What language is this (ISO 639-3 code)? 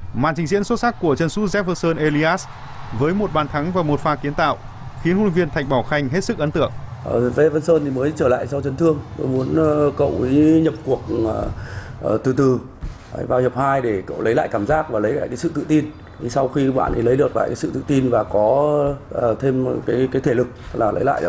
vie